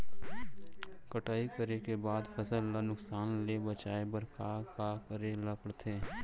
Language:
Chhattisgarhi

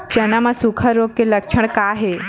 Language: Chhattisgarhi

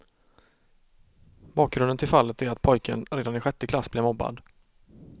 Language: Swedish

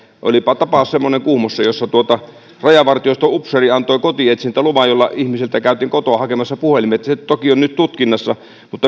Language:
Finnish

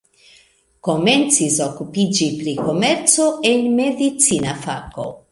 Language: Esperanto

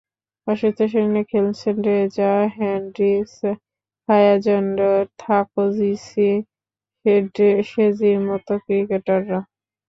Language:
Bangla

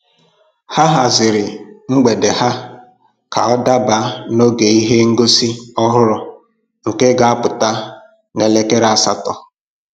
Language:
Igbo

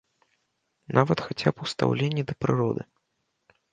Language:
Belarusian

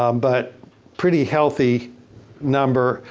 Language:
English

